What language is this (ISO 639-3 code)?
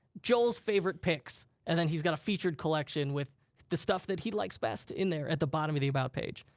eng